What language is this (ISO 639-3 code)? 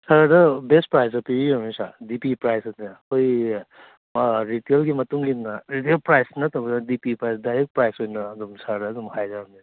mni